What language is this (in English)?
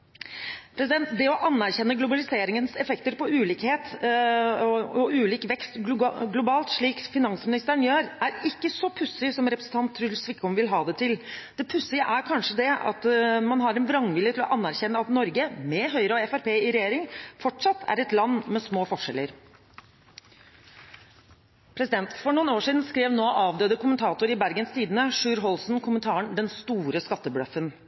Norwegian Bokmål